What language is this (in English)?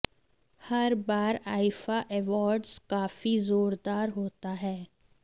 Hindi